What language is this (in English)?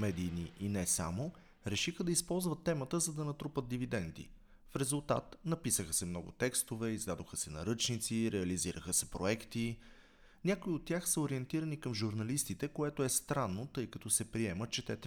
Bulgarian